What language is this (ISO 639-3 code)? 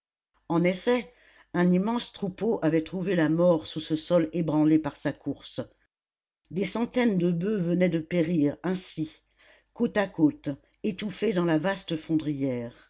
fra